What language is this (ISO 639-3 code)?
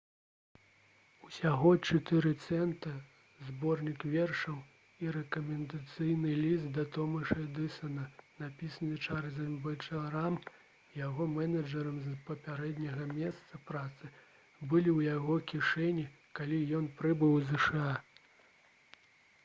bel